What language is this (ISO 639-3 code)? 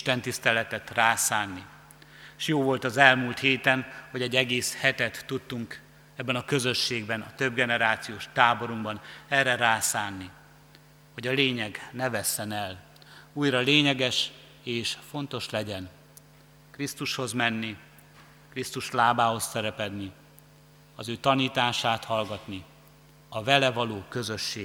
hun